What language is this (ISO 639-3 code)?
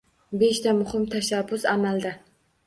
uzb